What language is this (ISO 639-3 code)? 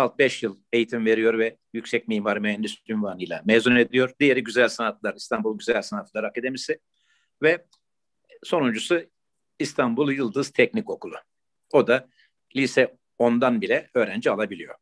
tur